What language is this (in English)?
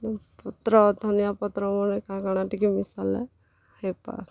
Odia